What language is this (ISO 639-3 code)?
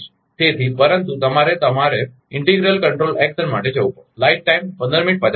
guj